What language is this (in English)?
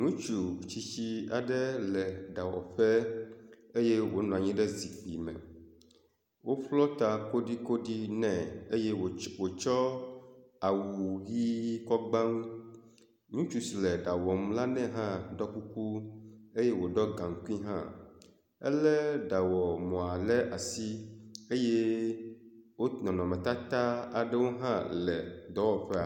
Ewe